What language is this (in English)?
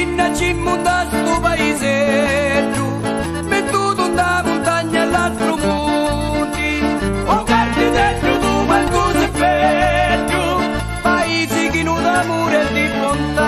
Italian